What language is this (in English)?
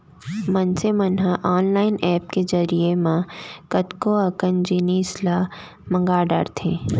Chhattisgarhi